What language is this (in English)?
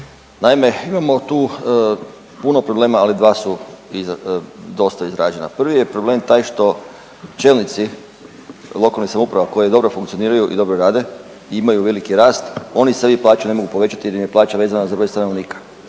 Croatian